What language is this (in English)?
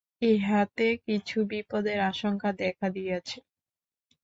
Bangla